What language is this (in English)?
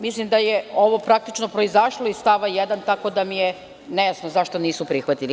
Serbian